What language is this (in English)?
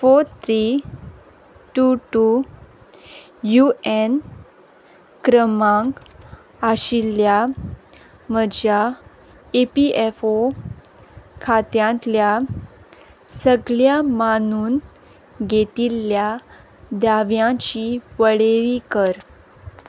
Konkani